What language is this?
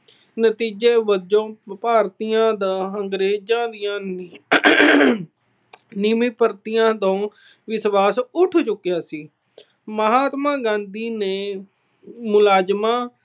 Punjabi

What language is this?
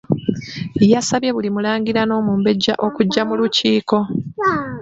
Ganda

